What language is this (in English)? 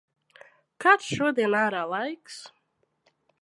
Latvian